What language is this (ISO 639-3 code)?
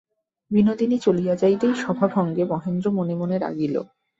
ben